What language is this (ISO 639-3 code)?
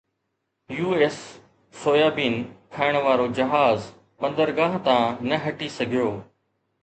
snd